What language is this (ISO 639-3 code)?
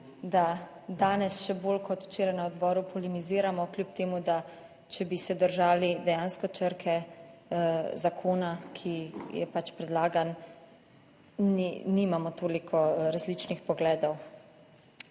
slv